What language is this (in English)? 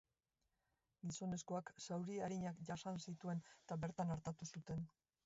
Basque